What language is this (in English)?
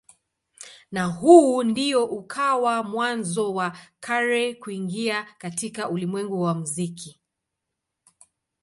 Swahili